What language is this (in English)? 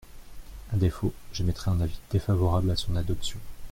French